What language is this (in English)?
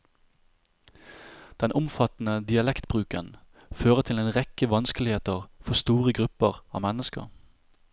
Norwegian